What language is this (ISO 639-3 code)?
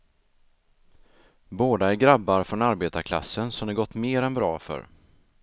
swe